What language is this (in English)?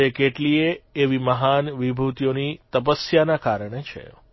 Gujarati